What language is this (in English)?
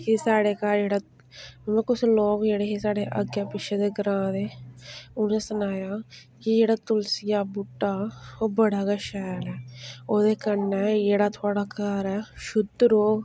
Dogri